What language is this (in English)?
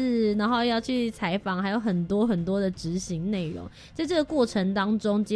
Chinese